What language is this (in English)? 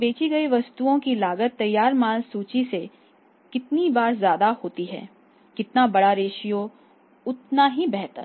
Hindi